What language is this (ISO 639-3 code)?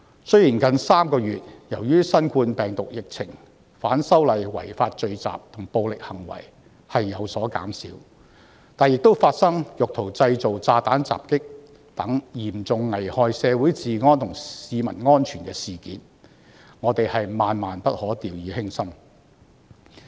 yue